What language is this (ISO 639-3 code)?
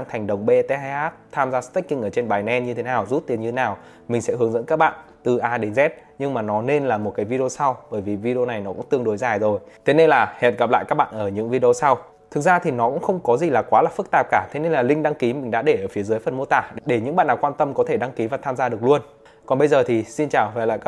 vie